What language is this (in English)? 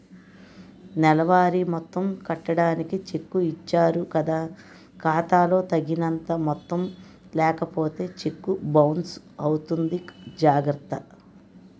Telugu